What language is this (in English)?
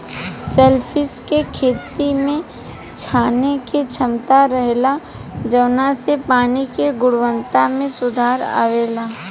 Bhojpuri